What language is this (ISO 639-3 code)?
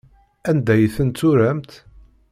kab